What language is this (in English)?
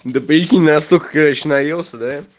Russian